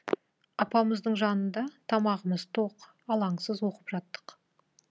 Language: Kazakh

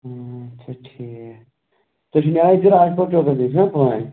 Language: Kashmiri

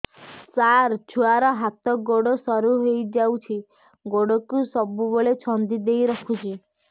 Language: Odia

